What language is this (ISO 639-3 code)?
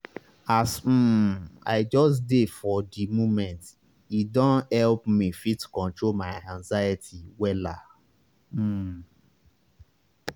pcm